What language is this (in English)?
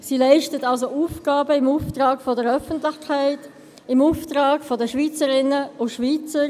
Swiss German